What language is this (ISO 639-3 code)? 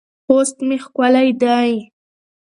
pus